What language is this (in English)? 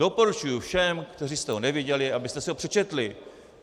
Czech